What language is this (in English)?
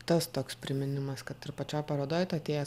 Lithuanian